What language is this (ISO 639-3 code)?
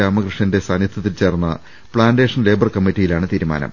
mal